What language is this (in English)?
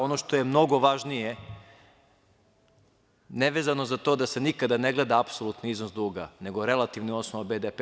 Serbian